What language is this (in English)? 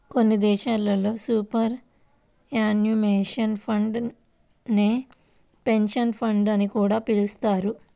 Telugu